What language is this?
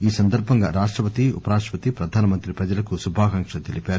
Telugu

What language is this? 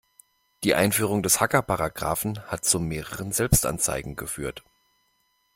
German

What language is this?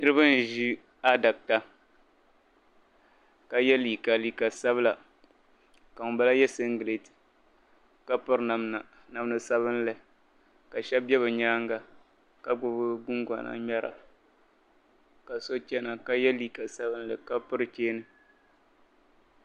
Dagbani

